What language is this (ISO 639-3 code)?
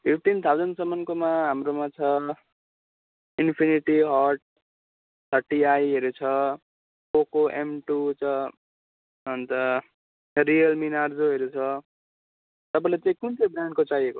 nep